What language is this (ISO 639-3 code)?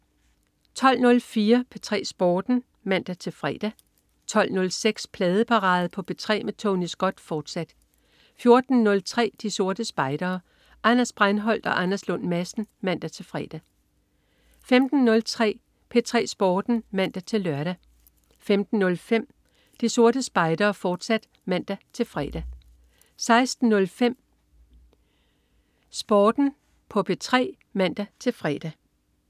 dan